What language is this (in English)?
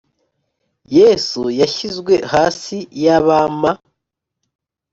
Kinyarwanda